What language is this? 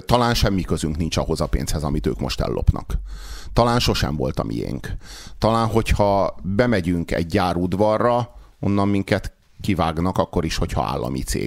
Hungarian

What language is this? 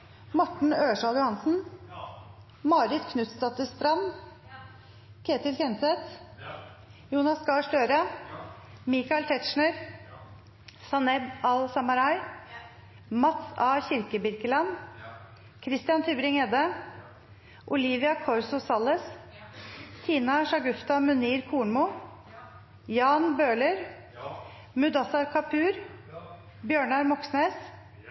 Norwegian Nynorsk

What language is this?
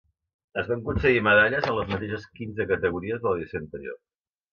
Catalan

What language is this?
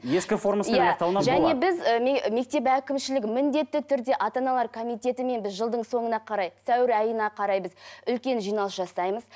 Kazakh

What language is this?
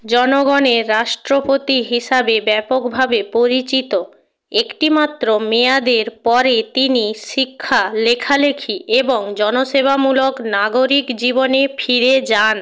Bangla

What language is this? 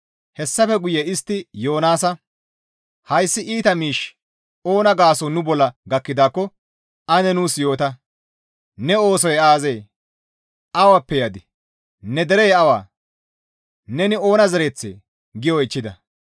Gamo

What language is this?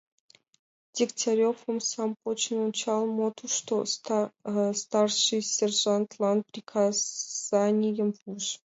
Mari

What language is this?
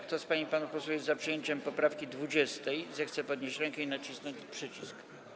Polish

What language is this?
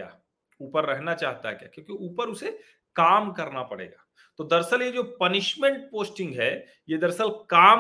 Hindi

